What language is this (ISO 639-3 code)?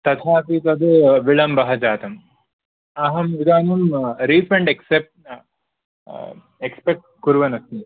san